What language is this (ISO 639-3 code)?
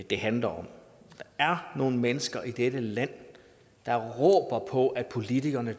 dan